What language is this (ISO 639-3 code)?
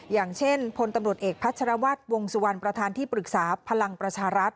tha